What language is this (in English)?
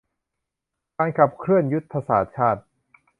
Thai